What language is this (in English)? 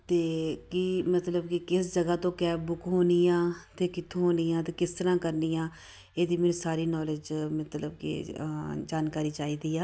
Punjabi